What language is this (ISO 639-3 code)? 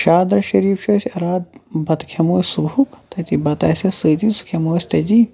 kas